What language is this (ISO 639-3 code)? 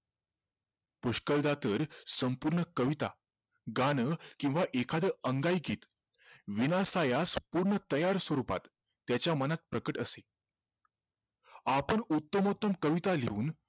mar